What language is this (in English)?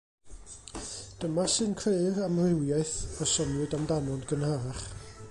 Welsh